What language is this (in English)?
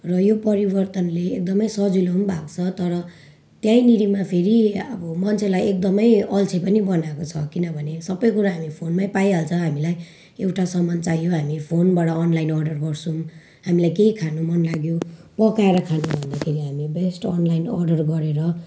Nepali